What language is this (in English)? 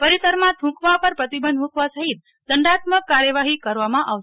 Gujarati